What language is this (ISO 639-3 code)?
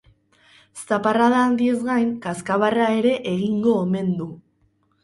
eus